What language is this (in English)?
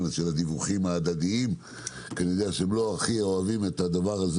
Hebrew